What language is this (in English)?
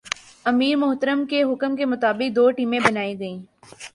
Urdu